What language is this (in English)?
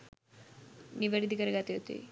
Sinhala